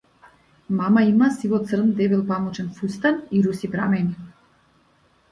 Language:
Macedonian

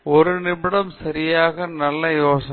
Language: Tamil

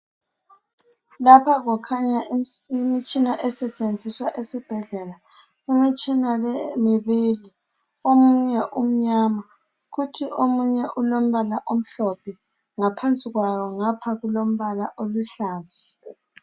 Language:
North Ndebele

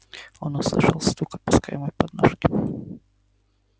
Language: Russian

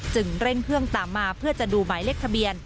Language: Thai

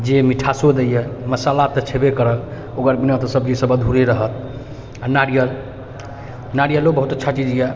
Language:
Maithili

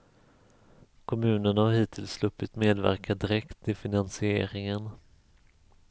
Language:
Swedish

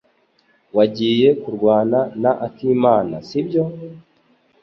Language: Kinyarwanda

